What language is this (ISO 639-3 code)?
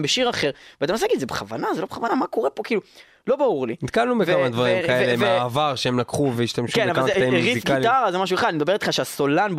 heb